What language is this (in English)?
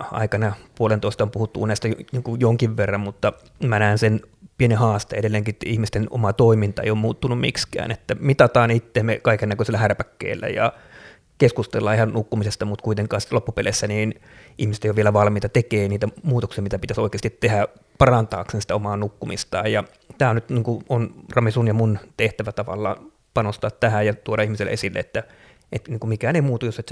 Finnish